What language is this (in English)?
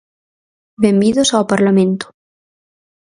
Galician